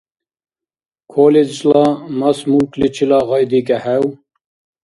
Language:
Dargwa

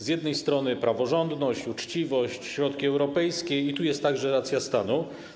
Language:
Polish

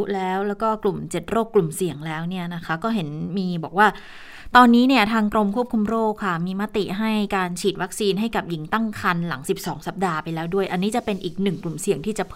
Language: Thai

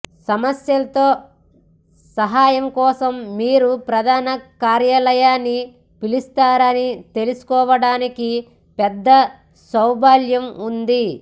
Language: Telugu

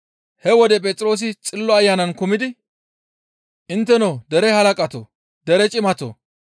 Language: Gamo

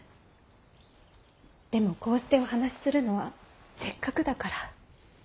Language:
Japanese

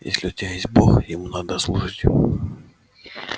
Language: Russian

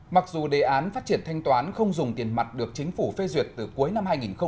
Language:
Vietnamese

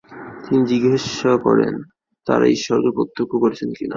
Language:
Bangla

